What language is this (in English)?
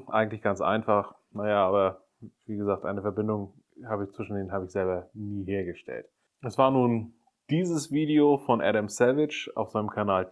German